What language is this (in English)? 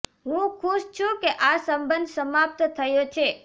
Gujarati